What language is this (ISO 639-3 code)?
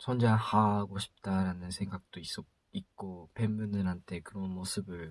kor